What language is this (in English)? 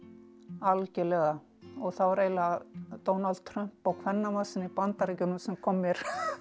Icelandic